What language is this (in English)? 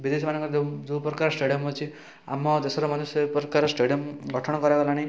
Odia